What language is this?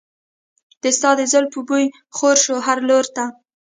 Pashto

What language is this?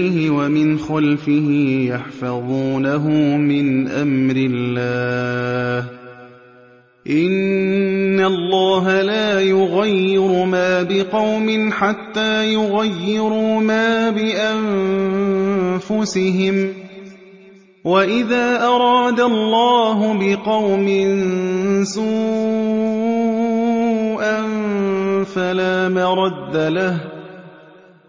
Arabic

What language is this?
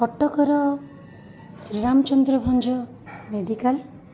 Odia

